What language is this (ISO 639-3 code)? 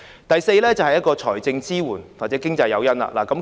yue